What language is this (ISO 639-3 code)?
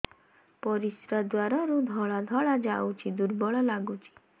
ori